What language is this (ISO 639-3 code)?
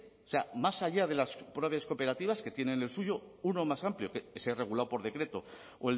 spa